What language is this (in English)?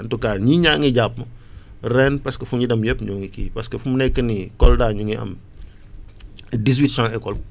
Wolof